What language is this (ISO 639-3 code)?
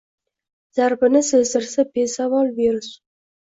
uzb